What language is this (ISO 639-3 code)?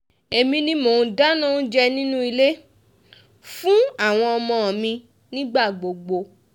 yor